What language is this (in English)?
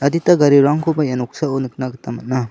Garo